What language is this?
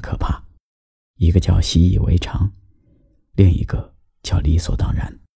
Chinese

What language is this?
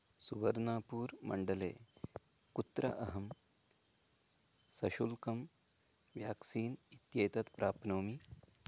Sanskrit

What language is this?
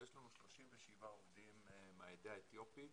Hebrew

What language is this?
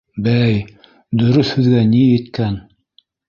Bashkir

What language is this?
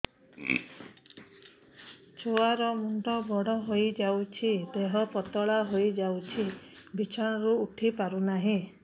Odia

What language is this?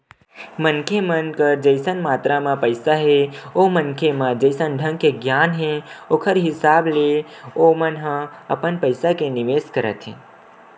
Chhattisgarhi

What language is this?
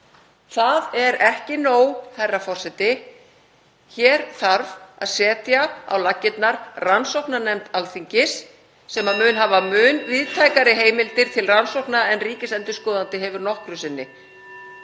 Icelandic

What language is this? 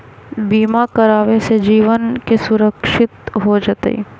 Magahi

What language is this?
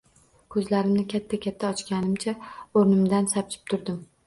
Uzbek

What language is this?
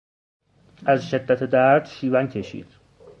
Persian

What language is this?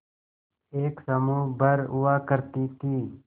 Hindi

